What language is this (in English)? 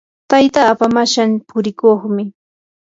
Yanahuanca Pasco Quechua